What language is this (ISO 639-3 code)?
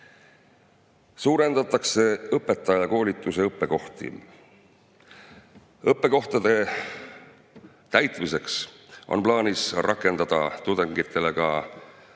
est